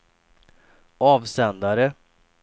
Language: Swedish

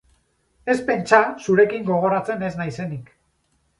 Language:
Basque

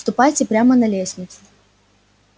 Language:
Russian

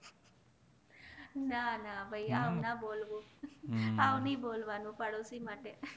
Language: Gujarati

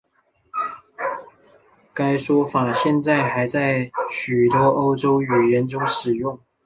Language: Chinese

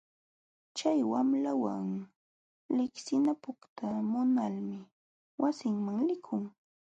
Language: Jauja Wanca Quechua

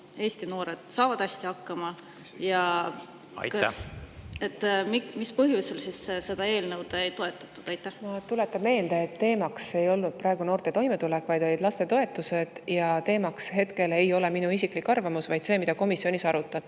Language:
Estonian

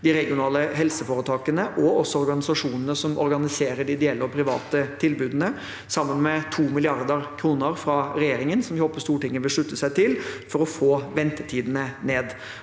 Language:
Norwegian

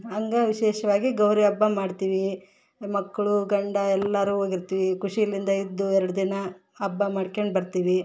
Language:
Kannada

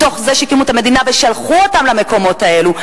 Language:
Hebrew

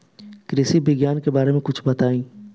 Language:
Bhojpuri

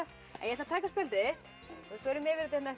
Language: Icelandic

